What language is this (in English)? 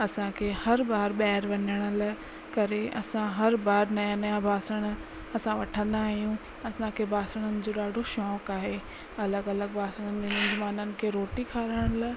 Sindhi